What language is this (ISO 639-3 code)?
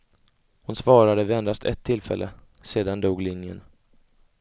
swe